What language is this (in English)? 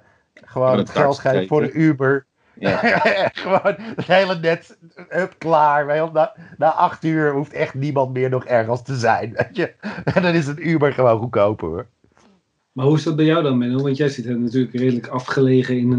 Dutch